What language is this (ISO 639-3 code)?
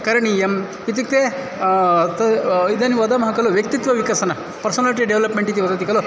san